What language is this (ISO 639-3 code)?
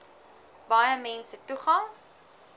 afr